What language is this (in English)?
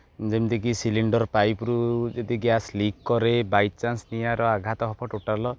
Odia